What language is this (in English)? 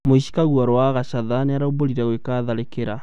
Kikuyu